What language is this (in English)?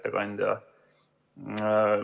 Estonian